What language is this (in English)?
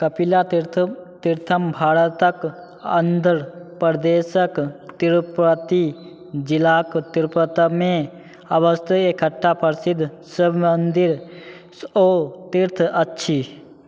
Maithili